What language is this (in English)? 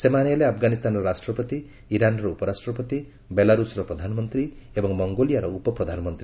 Odia